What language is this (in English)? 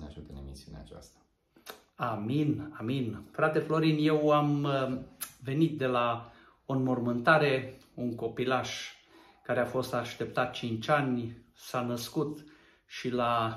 Romanian